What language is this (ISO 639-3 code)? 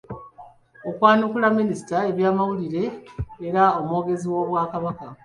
lug